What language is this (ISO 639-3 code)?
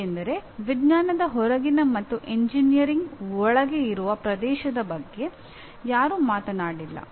kan